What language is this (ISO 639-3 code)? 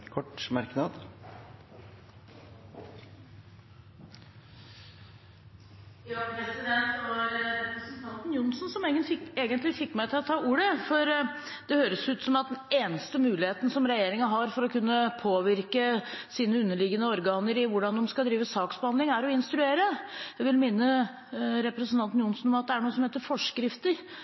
nob